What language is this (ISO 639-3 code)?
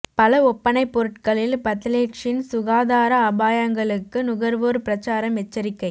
tam